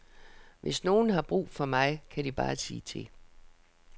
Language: Danish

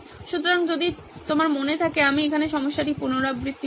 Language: Bangla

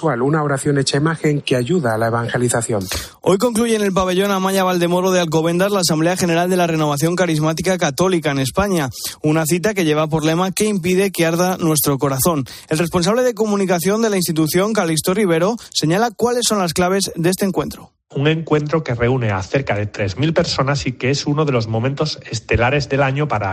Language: Spanish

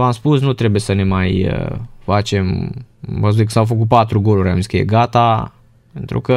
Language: Romanian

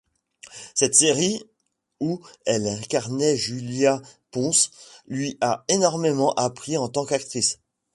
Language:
French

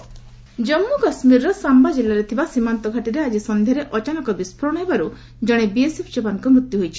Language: Odia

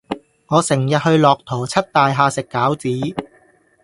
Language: Cantonese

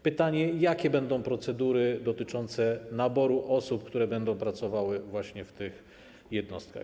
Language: Polish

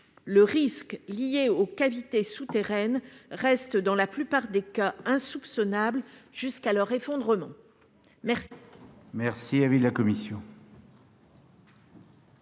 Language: French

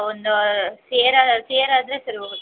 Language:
Kannada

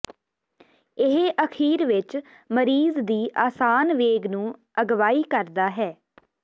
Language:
Punjabi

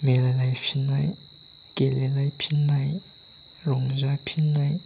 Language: Bodo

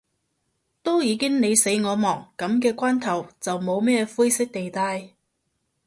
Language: Cantonese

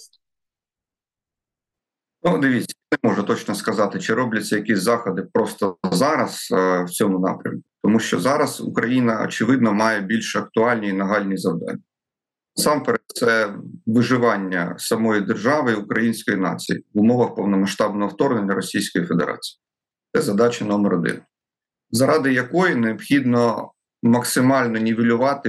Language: Ukrainian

